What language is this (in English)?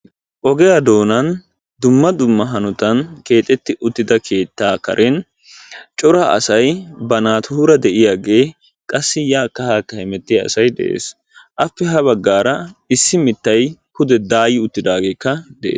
Wolaytta